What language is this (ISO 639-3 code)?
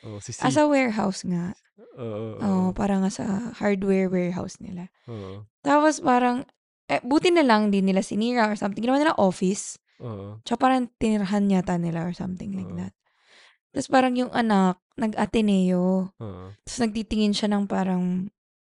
fil